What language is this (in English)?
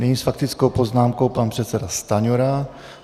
Czech